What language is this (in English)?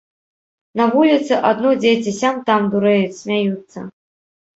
Belarusian